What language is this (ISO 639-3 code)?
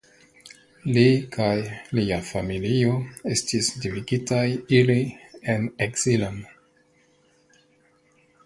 epo